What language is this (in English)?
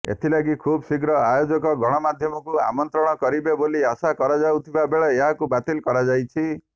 Odia